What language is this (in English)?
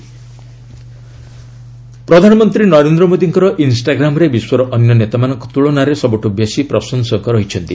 Odia